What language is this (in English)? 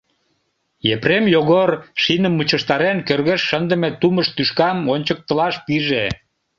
Mari